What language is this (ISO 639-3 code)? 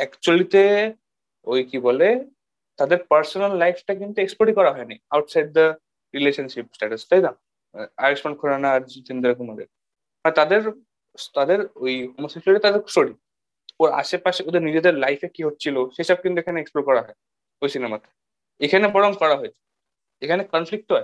ben